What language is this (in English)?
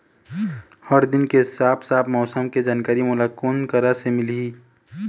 Chhattisgarhi